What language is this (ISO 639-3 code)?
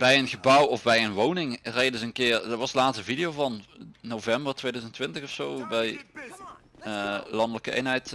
nld